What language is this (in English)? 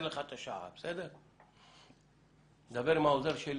Hebrew